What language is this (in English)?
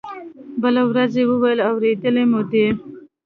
Pashto